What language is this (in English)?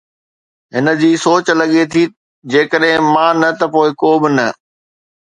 Sindhi